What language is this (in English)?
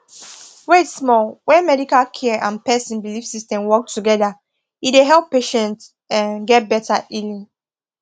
Nigerian Pidgin